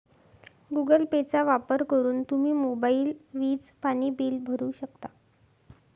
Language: Marathi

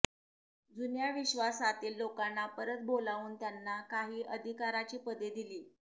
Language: Marathi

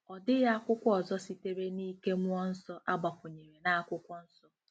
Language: Igbo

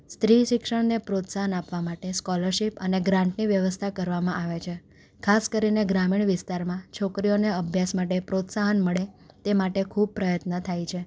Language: Gujarati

